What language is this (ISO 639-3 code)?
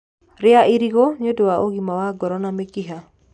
kik